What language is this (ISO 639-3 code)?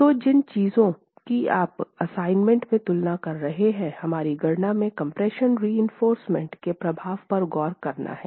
hin